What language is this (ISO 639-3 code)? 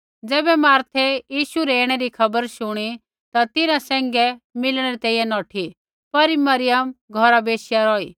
kfx